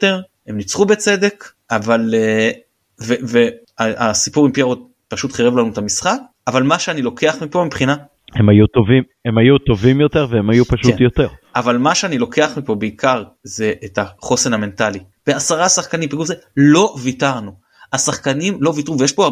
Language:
Hebrew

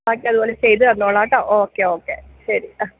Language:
Malayalam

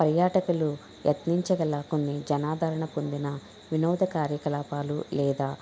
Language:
Telugu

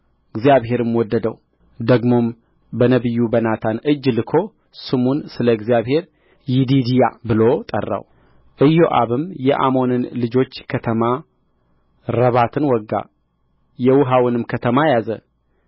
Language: Amharic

